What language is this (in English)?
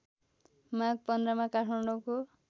Nepali